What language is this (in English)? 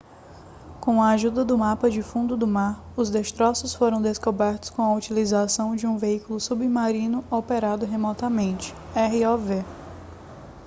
Portuguese